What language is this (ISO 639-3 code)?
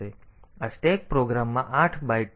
guj